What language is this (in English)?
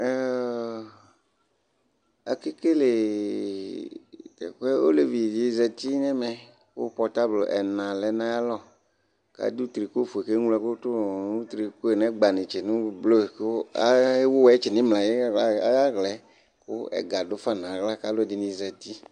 Ikposo